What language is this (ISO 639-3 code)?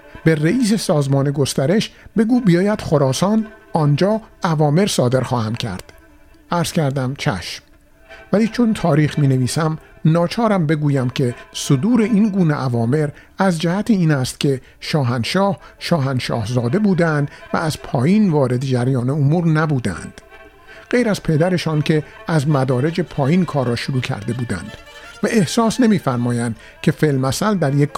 fas